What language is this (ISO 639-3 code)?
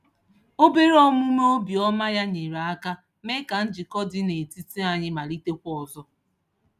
ibo